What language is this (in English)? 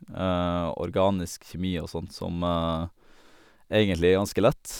Norwegian